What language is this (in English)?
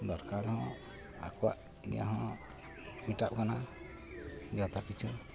Santali